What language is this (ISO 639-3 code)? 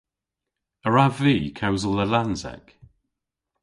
cor